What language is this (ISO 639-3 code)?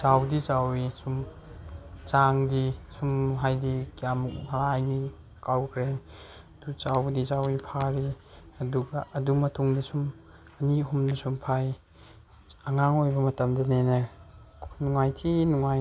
mni